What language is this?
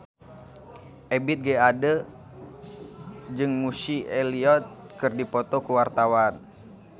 Sundanese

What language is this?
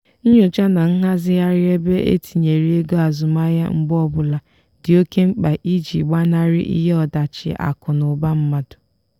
Igbo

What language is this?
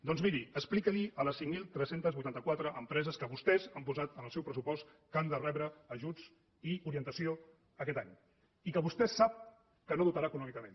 Catalan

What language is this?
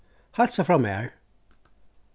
Faroese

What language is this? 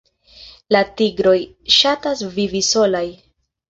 Esperanto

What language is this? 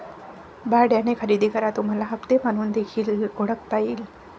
Marathi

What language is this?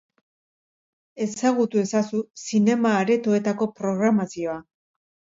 Basque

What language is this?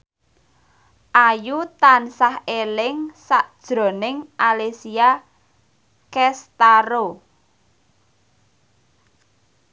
Javanese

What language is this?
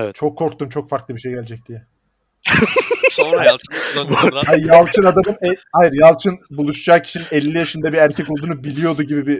Turkish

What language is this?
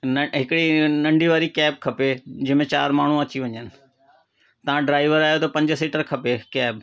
Sindhi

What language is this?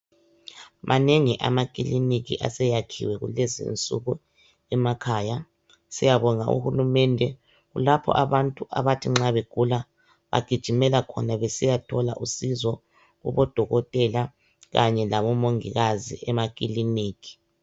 North Ndebele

